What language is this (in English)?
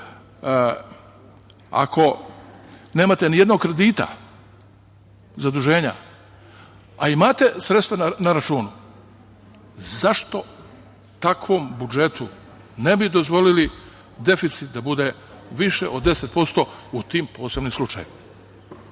Serbian